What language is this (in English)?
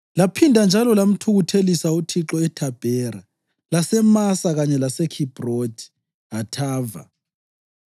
North Ndebele